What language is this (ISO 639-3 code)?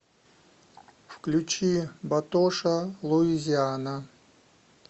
rus